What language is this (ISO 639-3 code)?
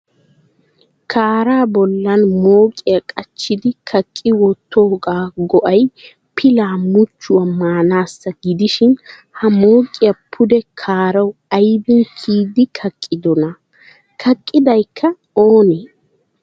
wal